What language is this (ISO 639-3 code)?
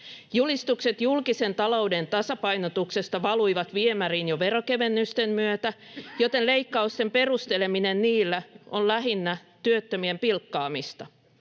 fin